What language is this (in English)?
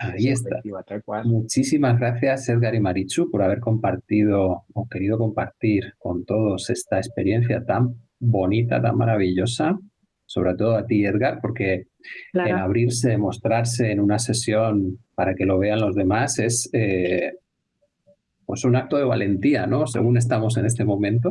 Spanish